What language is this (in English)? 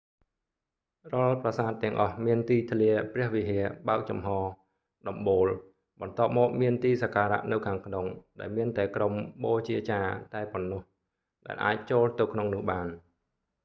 Khmer